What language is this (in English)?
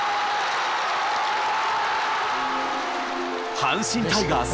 Japanese